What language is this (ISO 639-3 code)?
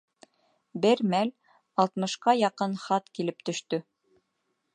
bak